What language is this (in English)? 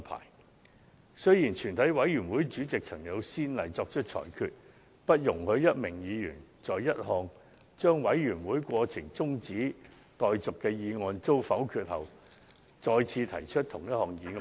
Cantonese